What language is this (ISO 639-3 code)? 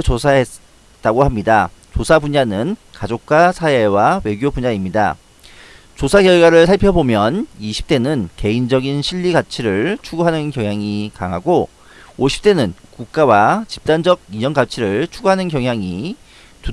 kor